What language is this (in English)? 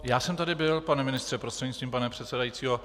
Czech